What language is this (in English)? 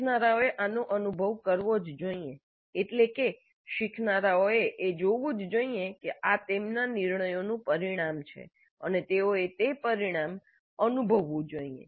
Gujarati